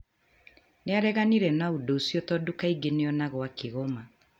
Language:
Kikuyu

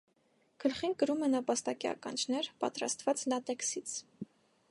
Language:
Armenian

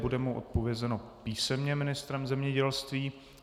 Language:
Czech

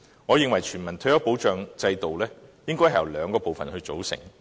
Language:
Cantonese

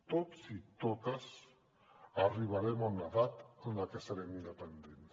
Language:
Catalan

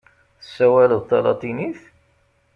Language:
Kabyle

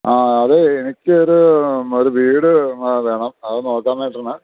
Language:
Malayalam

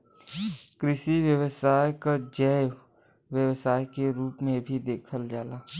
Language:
Bhojpuri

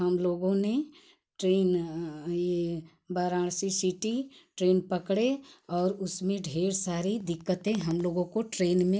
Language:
Hindi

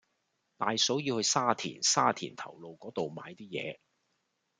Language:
Cantonese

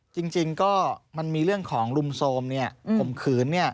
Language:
Thai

